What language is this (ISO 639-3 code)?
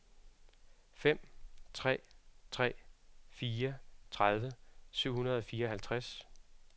dan